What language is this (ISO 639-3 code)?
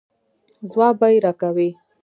pus